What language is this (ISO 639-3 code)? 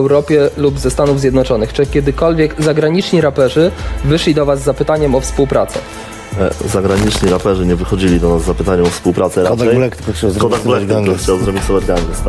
pol